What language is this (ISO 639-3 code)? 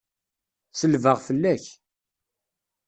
kab